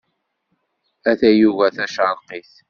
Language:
Kabyle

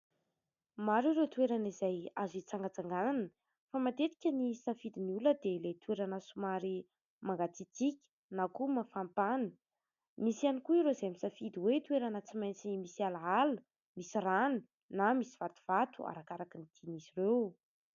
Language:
Malagasy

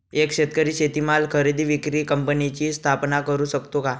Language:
Marathi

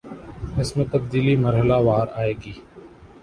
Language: Urdu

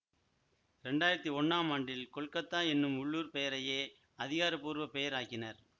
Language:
Tamil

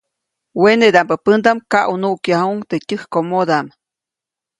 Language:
Copainalá Zoque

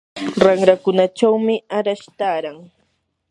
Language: Yanahuanca Pasco Quechua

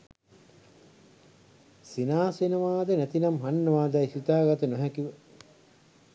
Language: Sinhala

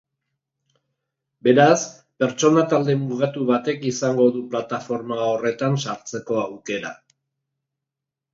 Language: Basque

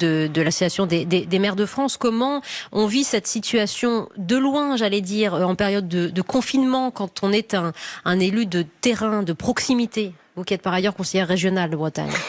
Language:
French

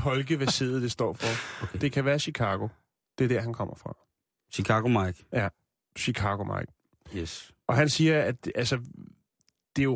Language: Danish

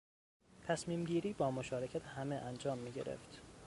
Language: Persian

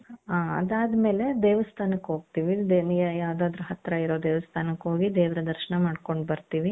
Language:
Kannada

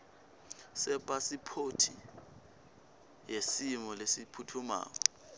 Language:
Swati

